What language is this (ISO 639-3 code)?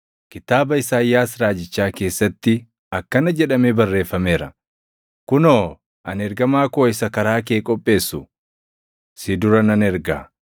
orm